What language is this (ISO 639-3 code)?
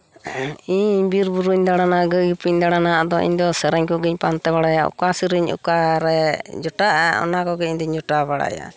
sat